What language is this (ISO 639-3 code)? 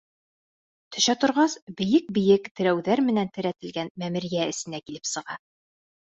bak